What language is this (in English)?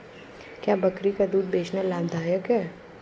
Hindi